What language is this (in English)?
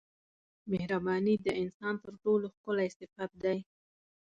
Pashto